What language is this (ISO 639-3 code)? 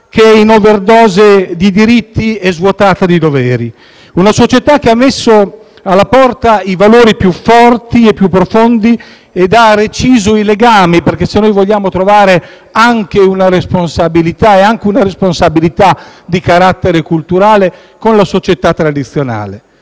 ita